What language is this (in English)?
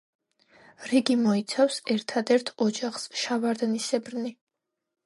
Georgian